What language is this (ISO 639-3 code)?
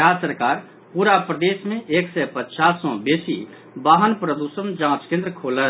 mai